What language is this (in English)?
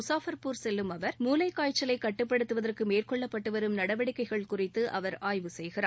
Tamil